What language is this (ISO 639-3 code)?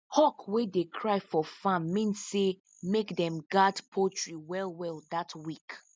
pcm